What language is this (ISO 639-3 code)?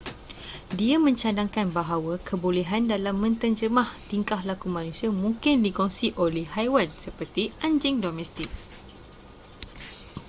msa